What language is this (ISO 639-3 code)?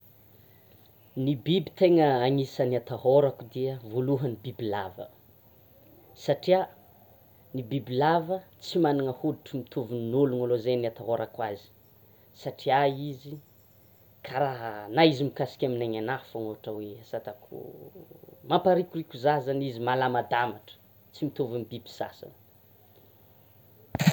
xmw